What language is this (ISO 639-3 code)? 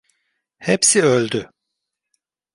tur